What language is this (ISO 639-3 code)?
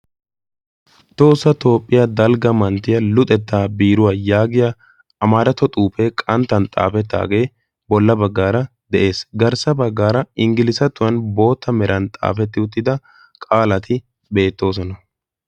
wal